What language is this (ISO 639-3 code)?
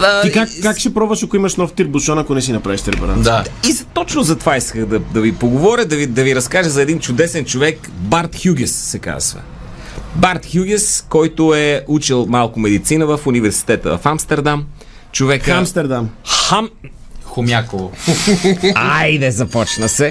bul